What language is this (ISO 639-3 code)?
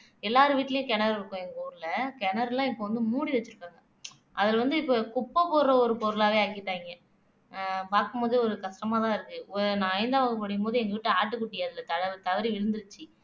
tam